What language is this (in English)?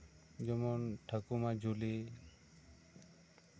Santali